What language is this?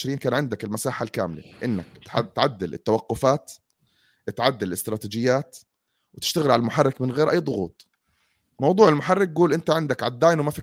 Arabic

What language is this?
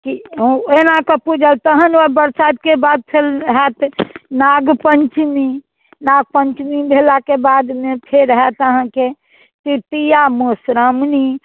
Maithili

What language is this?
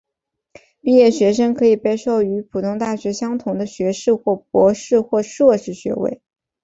Chinese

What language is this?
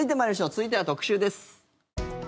Japanese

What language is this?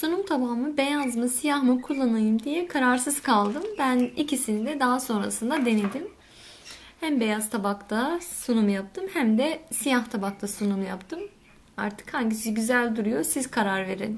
Turkish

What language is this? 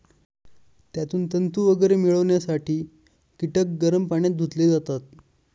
Marathi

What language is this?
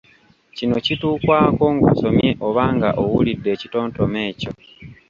Ganda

